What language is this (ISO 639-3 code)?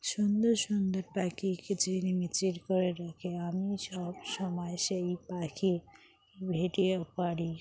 ben